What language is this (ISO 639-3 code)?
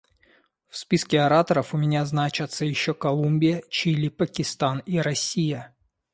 rus